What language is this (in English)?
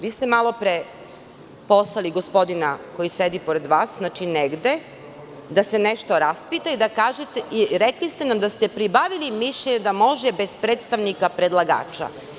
Serbian